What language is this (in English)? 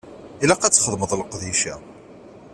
Kabyle